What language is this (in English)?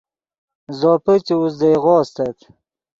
Yidgha